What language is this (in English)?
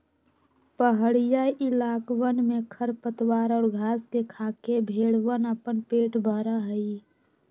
Magahi